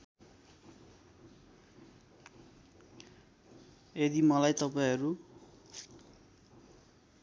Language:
Nepali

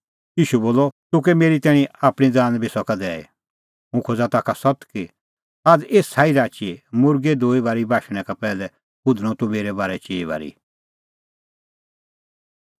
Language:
Kullu Pahari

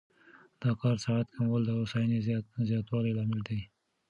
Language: Pashto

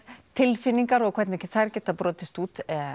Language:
Icelandic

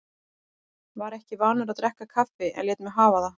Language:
Icelandic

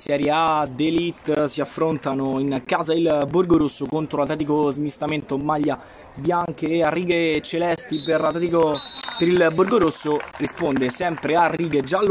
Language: Italian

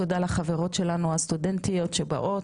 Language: Hebrew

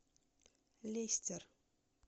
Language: Russian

